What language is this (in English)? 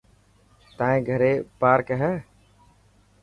Dhatki